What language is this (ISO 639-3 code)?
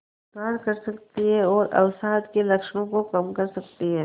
hin